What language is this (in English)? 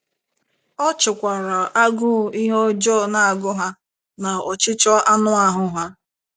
Igbo